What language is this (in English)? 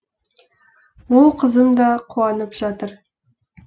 Kazakh